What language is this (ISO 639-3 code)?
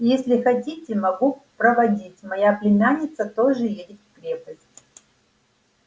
rus